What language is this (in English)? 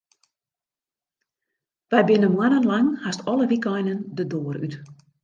Western Frisian